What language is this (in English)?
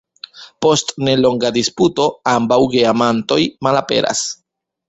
Esperanto